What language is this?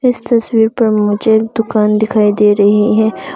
Hindi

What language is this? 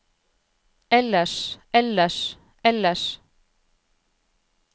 Norwegian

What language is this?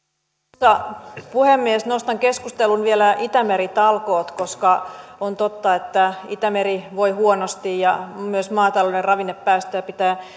Finnish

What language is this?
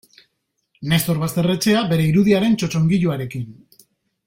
Basque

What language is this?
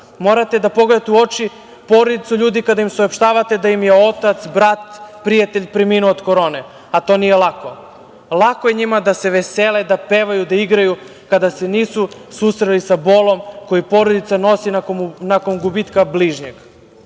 Serbian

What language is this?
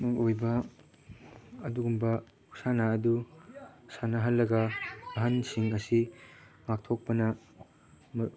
Manipuri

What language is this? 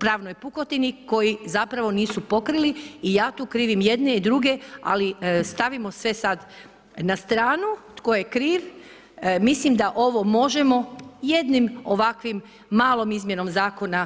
Croatian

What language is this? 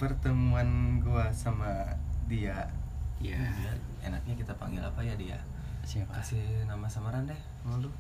Indonesian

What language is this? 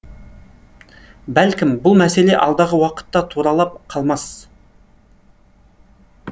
Kazakh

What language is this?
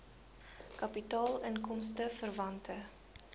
Afrikaans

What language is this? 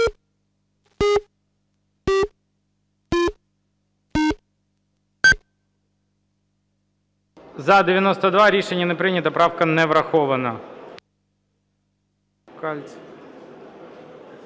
Ukrainian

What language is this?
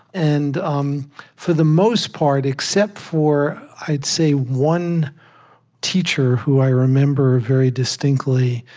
English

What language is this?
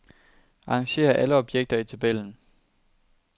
Danish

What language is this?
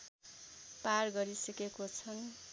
Nepali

